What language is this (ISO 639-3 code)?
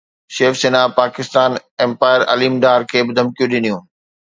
snd